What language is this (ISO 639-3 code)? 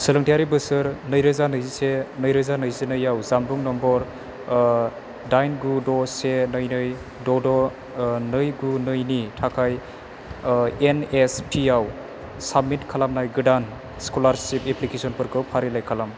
brx